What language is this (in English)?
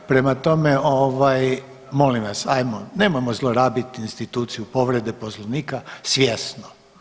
Croatian